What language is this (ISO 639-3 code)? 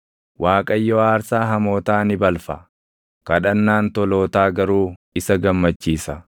orm